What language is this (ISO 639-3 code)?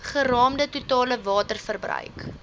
afr